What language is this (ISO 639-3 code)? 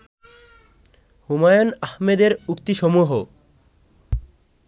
ben